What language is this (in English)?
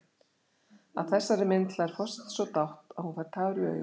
Icelandic